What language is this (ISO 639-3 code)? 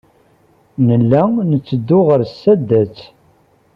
kab